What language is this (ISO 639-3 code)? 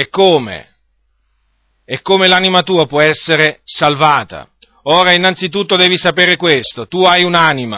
ita